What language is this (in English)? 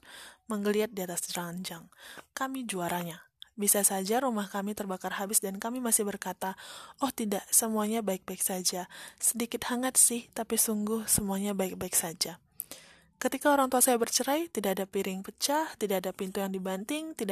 Indonesian